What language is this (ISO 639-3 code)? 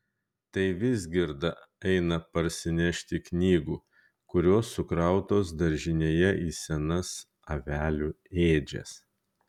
lit